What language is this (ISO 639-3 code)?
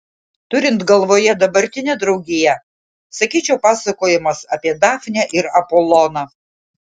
lit